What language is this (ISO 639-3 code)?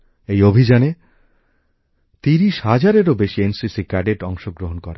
ben